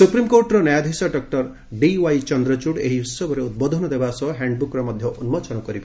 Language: Odia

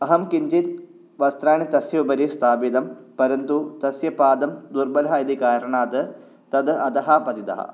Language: Sanskrit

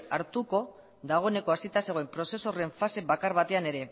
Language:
Basque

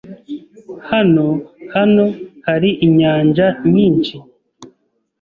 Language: Kinyarwanda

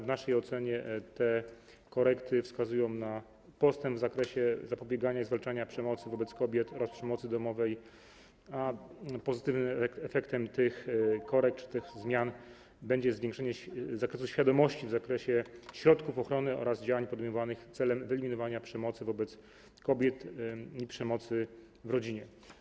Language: Polish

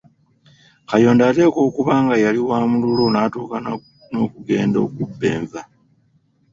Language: Ganda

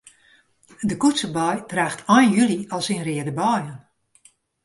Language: Western Frisian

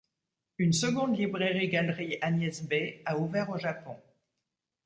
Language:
French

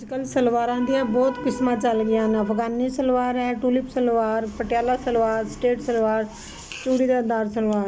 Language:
Punjabi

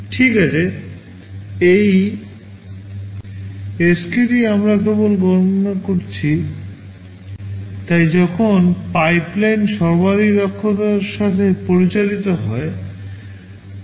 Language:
Bangla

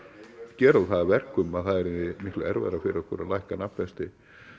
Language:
Icelandic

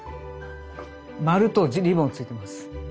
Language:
Japanese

